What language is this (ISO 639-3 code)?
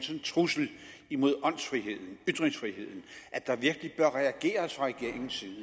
dan